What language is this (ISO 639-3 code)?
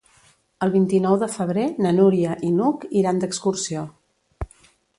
cat